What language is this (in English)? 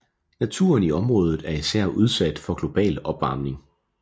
Danish